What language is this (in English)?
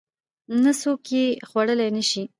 Pashto